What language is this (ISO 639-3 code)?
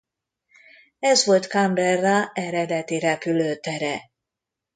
hun